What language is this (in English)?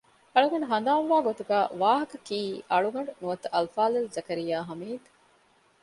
Divehi